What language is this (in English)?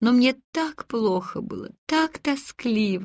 Russian